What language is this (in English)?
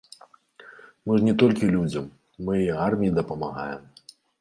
Belarusian